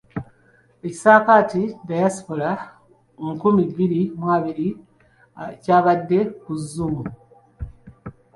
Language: Ganda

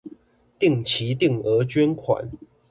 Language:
Chinese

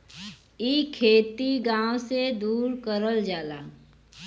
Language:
Bhojpuri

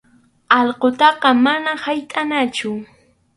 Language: Arequipa-La Unión Quechua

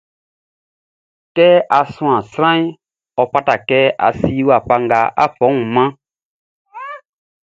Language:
Baoulé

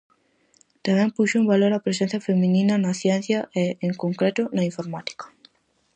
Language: Galician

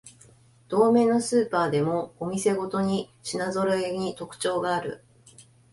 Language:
Japanese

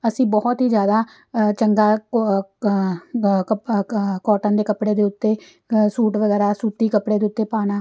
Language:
Punjabi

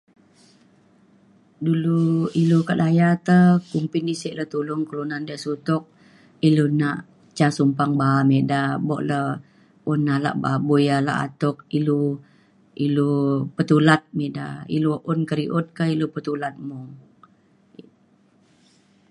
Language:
Mainstream Kenyah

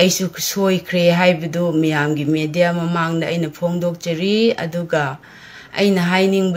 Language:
Filipino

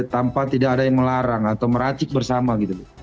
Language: Indonesian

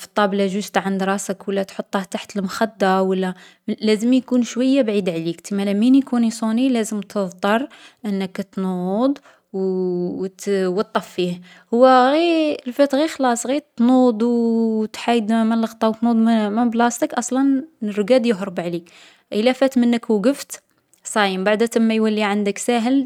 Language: Algerian Arabic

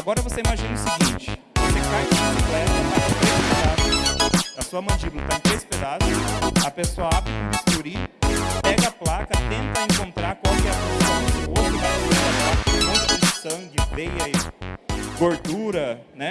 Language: Portuguese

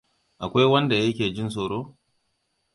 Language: Hausa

